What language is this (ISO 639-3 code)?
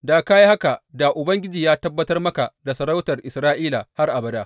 hau